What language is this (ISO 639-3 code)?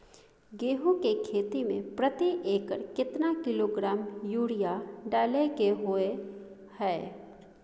mai